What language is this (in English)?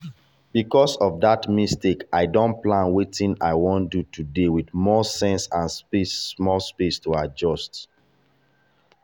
Nigerian Pidgin